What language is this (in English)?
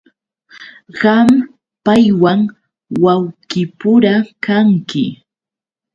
Yauyos Quechua